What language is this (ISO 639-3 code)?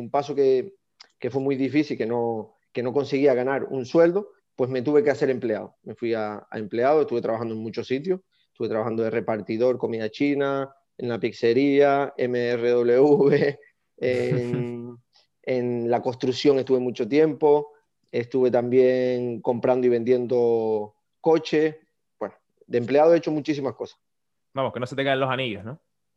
spa